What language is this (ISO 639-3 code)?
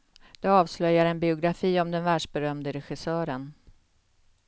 swe